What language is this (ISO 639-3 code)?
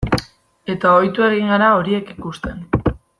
eus